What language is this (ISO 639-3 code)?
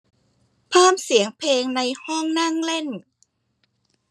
tha